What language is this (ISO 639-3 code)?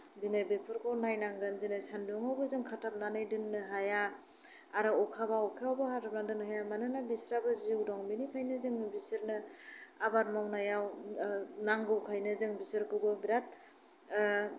brx